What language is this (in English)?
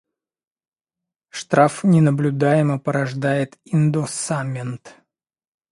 Russian